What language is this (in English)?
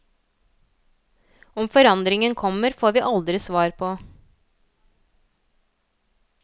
Norwegian